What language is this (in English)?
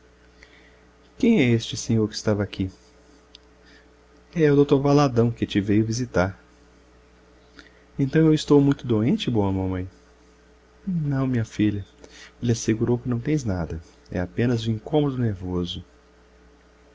Portuguese